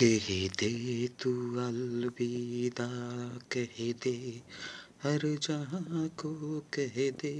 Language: Bangla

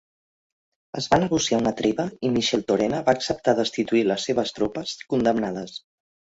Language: Catalan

